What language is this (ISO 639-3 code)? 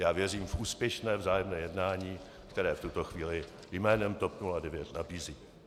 ces